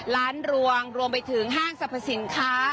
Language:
Thai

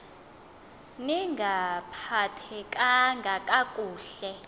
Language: Xhosa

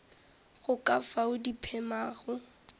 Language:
Northern Sotho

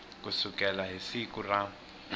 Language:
Tsonga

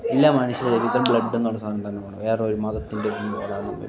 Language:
Malayalam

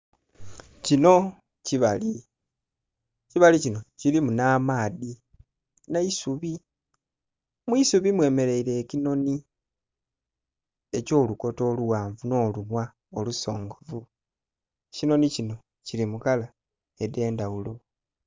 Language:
Soga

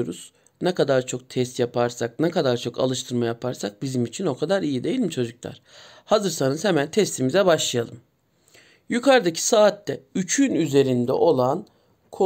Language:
Turkish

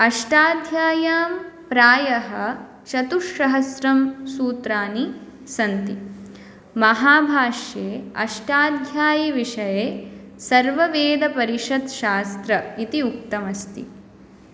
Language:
Sanskrit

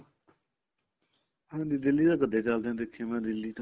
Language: Punjabi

